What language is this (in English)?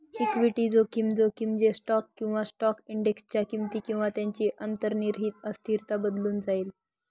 Marathi